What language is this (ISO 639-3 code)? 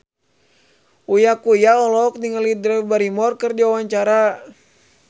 sun